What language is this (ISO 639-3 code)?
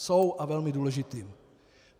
ces